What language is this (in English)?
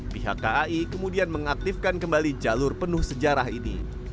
Indonesian